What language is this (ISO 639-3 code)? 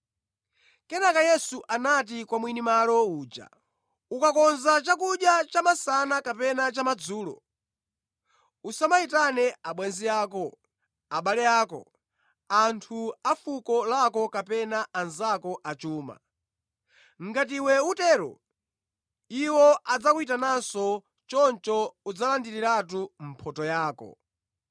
nya